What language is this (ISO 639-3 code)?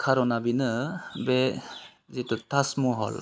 brx